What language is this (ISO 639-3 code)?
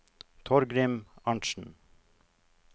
nor